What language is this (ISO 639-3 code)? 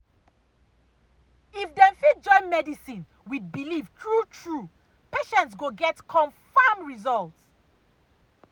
pcm